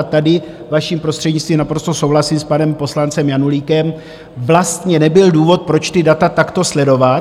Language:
Czech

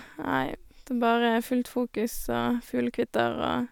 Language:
Norwegian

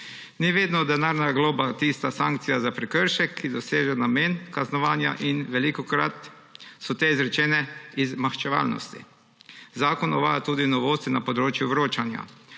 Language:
Slovenian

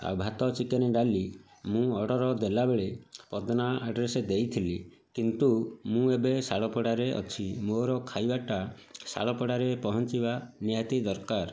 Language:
Odia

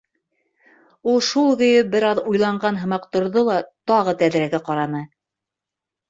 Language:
Bashkir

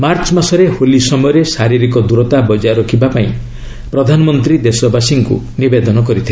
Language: Odia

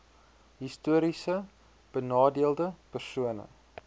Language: Afrikaans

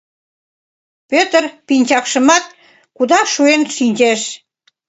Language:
Mari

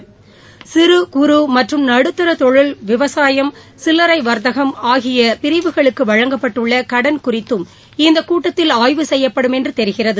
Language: Tamil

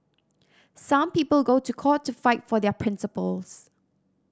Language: English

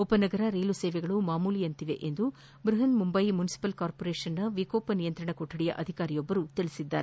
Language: Kannada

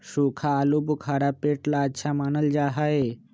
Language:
Magahi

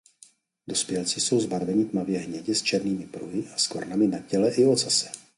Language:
Czech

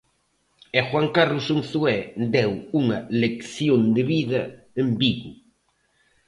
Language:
Galician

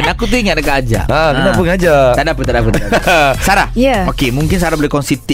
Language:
Malay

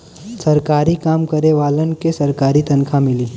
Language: Bhojpuri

